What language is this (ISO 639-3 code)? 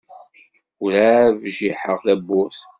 kab